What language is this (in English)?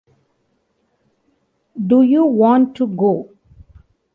English